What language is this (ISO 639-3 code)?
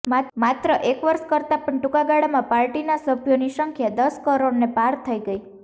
guj